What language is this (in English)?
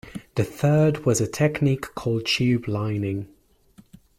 English